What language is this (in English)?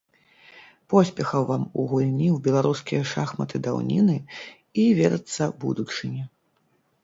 Belarusian